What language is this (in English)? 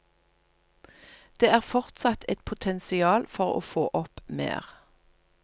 Norwegian